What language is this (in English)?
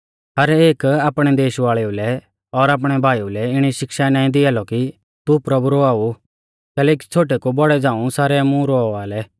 Mahasu Pahari